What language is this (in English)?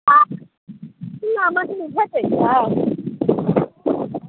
Maithili